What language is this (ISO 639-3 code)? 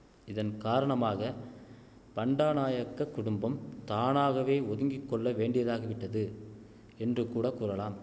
tam